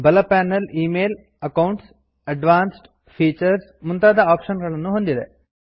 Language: Kannada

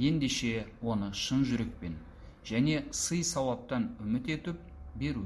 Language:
Turkish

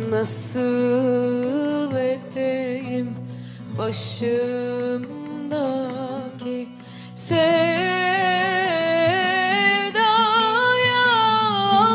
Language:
Turkish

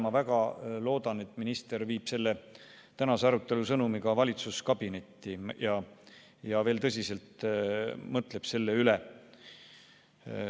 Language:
Estonian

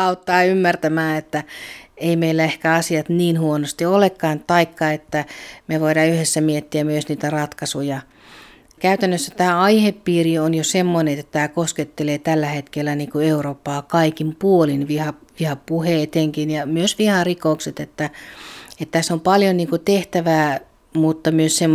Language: Finnish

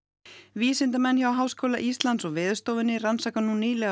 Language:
Icelandic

